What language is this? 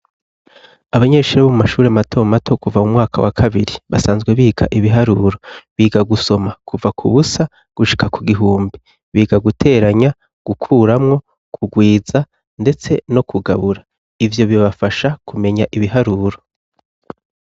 Rundi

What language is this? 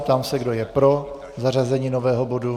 Czech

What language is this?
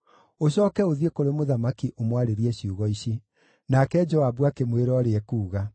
Kikuyu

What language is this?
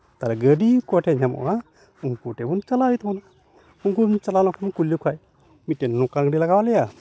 Santali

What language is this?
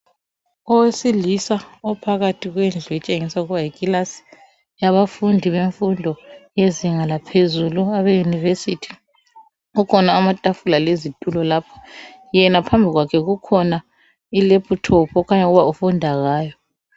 North Ndebele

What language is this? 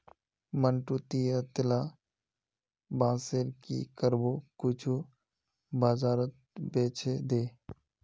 Magahi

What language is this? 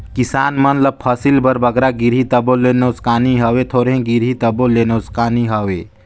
Chhattisgarhi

